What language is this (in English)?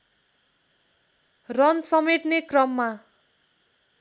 Nepali